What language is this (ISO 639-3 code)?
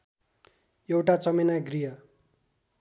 nep